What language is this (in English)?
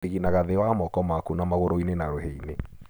Kikuyu